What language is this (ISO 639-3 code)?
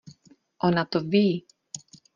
ces